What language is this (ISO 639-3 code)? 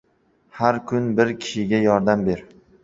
uzb